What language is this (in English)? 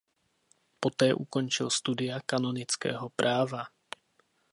Czech